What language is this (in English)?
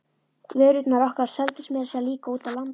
Icelandic